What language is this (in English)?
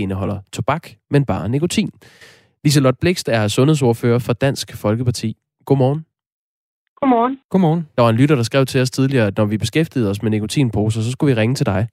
Danish